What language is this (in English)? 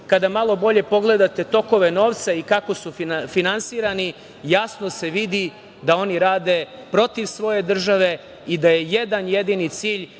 Serbian